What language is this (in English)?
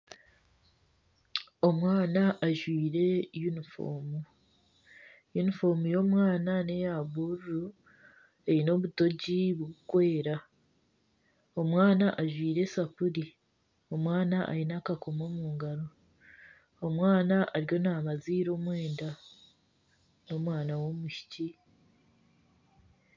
Nyankole